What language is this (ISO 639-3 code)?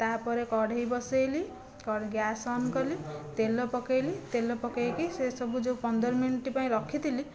ori